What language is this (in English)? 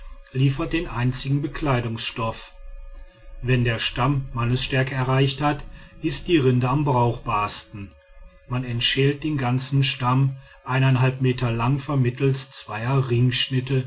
German